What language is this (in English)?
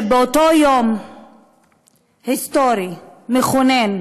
Hebrew